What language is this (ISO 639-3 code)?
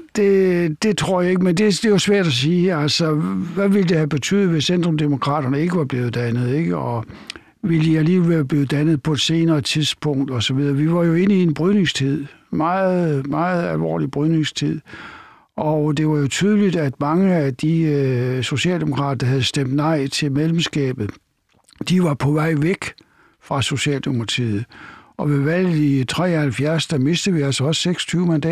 dan